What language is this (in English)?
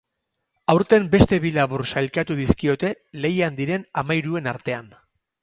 Basque